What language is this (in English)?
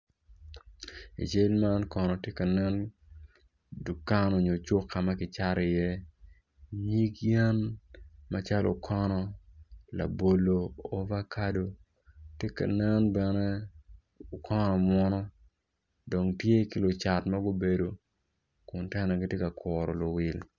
Acoli